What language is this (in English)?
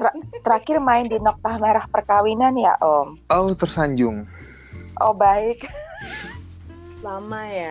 Indonesian